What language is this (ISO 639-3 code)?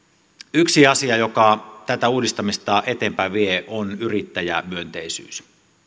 fin